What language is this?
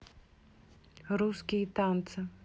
Russian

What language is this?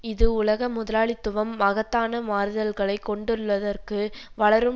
Tamil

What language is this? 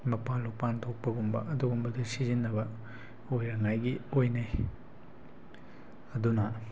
Manipuri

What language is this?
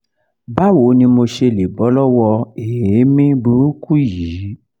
Yoruba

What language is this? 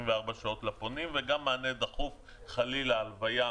Hebrew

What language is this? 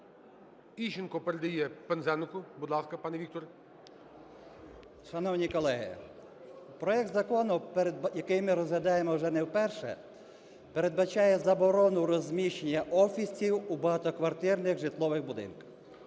Ukrainian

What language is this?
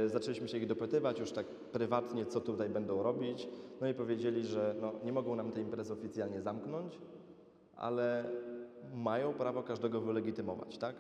Polish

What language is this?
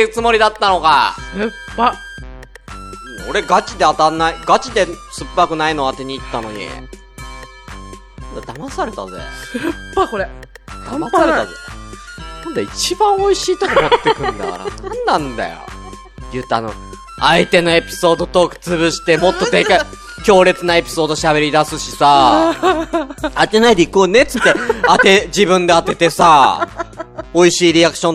Japanese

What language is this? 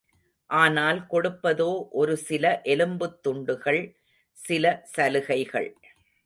Tamil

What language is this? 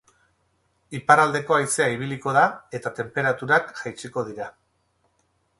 Basque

